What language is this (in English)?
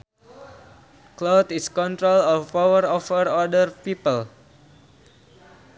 Sundanese